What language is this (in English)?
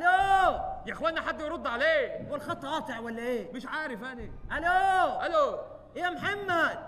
Arabic